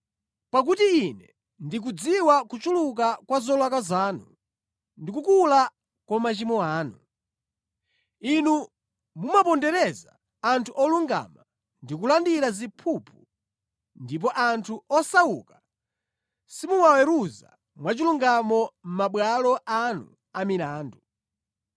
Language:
Nyanja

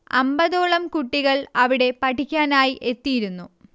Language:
Malayalam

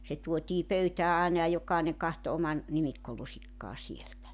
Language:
Finnish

